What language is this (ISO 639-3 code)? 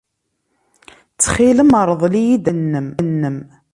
kab